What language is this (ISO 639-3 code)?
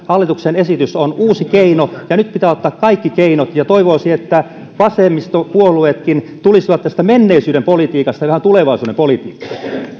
fin